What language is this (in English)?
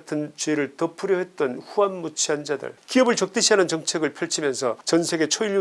Korean